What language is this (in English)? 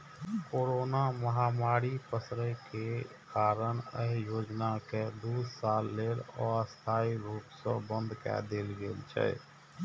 Maithili